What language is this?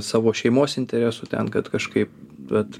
Lithuanian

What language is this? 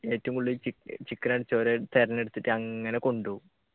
Malayalam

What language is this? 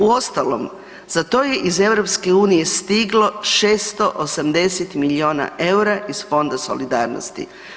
Croatian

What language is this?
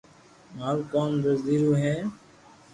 Loarki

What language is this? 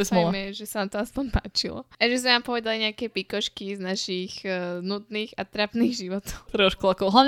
Slovak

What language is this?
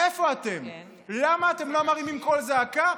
Hebrew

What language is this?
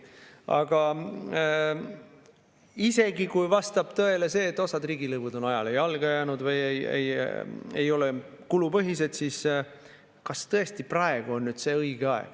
Estonian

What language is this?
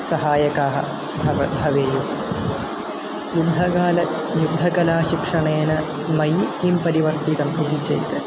Sanskrit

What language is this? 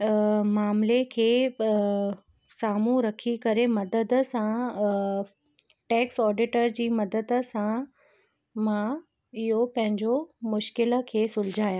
Sindhi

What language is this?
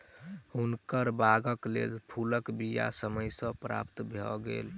Maithili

